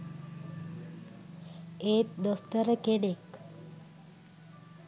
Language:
Sinhala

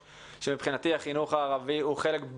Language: Hebrew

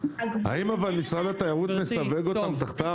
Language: Hebrew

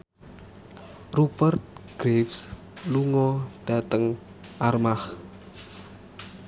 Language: Javanese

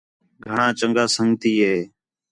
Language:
Khetrani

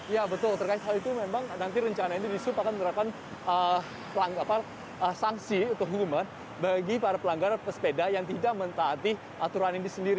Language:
Indonesian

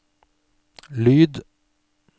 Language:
Norwegian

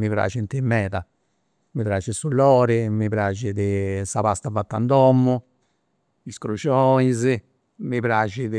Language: Campidanese Sardinian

